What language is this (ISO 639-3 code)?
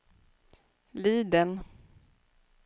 swe